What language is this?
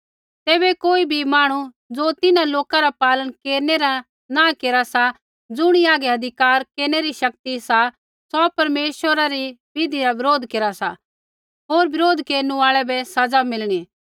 Kullu Pahari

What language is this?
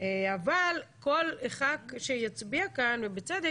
Hebrew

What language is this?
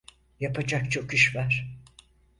Turkish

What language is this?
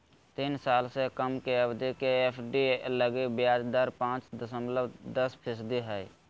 Magahi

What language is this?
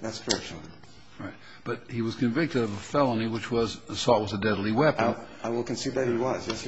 English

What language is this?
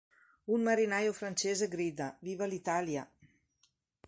Italian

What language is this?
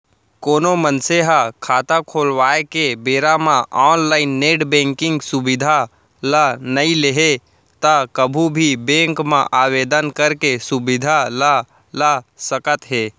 Chhattisgarhi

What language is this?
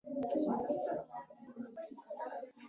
Pashto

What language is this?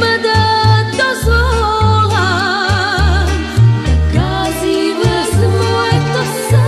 Romanian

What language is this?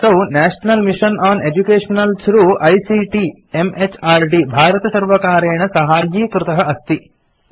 Sanskrit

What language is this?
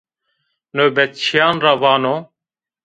Zaza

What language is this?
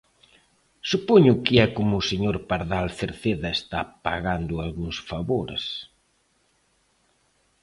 Galician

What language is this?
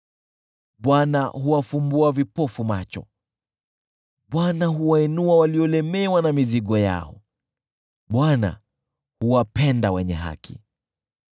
Swahili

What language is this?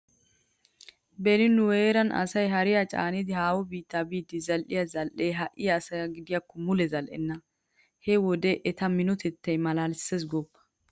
Wolaytta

